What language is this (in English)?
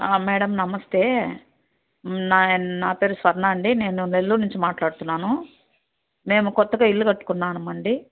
Telugu